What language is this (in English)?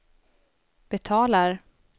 Swedish